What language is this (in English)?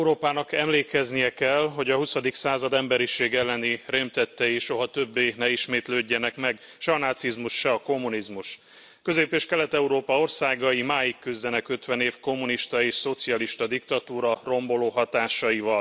Hungarian